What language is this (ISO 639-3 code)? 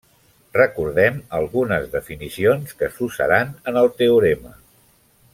cat